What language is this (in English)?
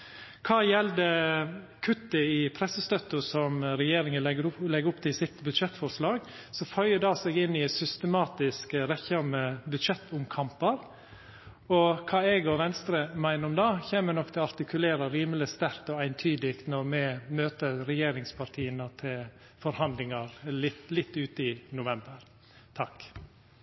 Norwegian Nynorsk